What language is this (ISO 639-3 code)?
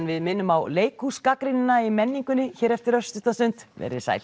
isl